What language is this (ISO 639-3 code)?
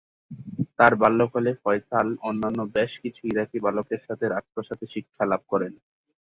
ben